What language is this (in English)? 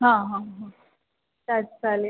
Marathi